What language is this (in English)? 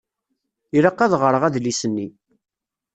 Kabyle